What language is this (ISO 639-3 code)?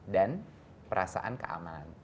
ind